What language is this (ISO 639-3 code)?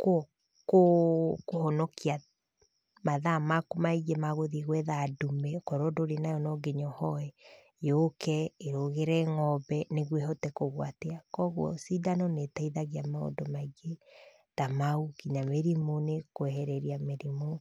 kik